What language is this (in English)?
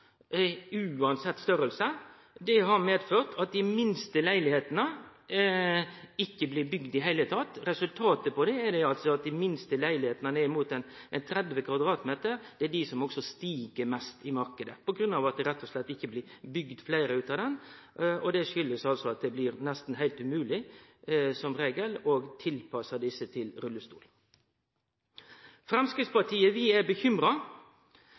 Norwegian Nynorsk